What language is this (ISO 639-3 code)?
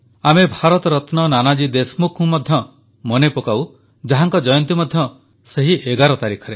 ori